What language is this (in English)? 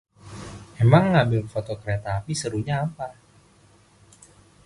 Indonesian